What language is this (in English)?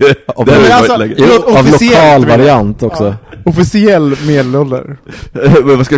Swedish